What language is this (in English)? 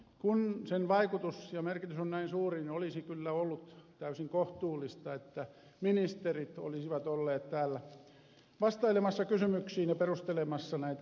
Finnish